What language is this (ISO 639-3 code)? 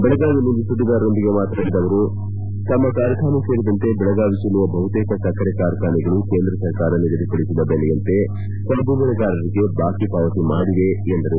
kan